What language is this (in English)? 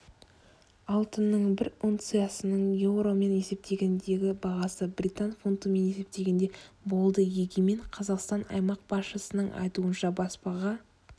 Kazakh